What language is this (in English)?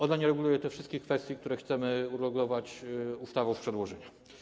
Polish